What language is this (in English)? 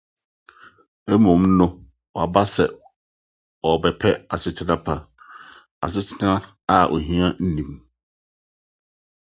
Akan